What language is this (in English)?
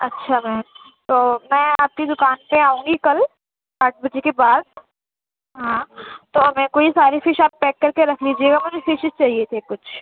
Urdu